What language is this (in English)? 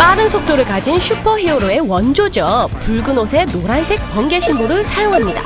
Korean